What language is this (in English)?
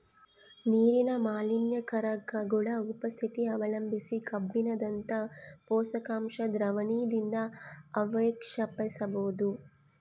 Kannada